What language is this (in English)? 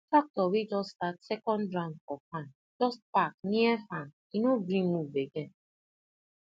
Nigerian Pidgin